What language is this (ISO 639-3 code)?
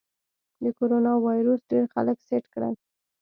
pus